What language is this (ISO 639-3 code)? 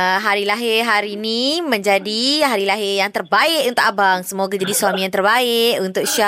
msa